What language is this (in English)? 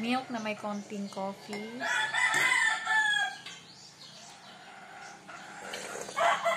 Filipino